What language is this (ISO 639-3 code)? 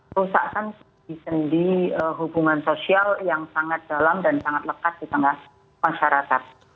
ind